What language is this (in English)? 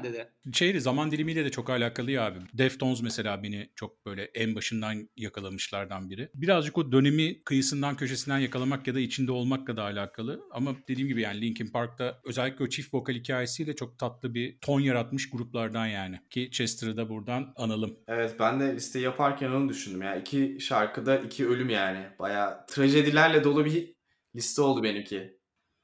Turkish